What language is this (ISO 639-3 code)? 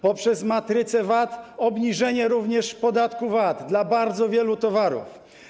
pol